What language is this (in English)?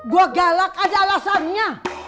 Indonesian